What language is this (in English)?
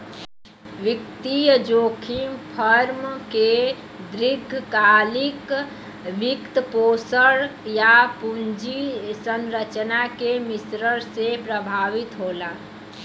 Bhojpuri